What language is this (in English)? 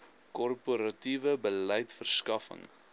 Afrikaans